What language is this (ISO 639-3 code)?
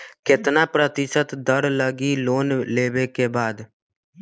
mag